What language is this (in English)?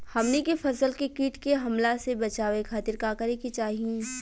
Bhojpuri